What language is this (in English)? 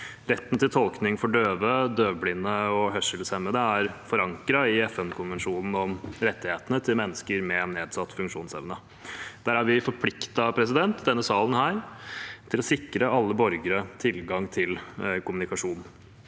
Norwegian